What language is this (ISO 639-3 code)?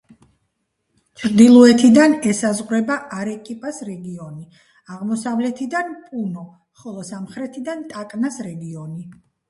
kat